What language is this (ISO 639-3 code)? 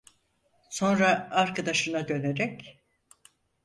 tur